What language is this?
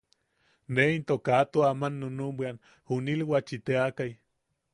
Yaqui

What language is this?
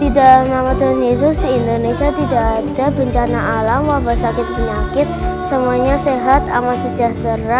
Indonesian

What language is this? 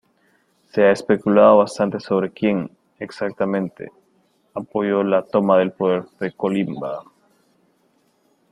Spanish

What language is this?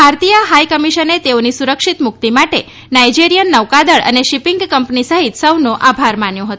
Gujarati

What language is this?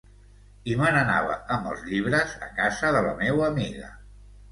Catalan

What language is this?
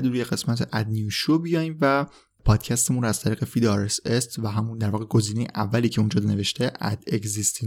Persian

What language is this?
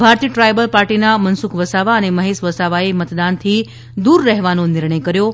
Gujarati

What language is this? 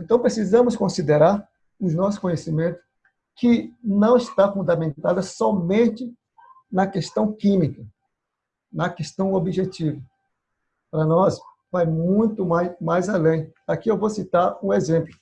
Portuguese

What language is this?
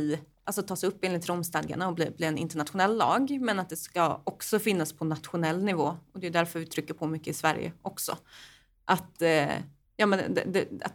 Swedish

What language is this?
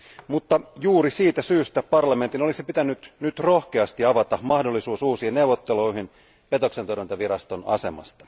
Finnish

